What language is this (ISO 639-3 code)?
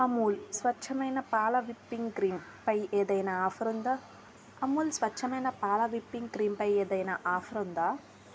tel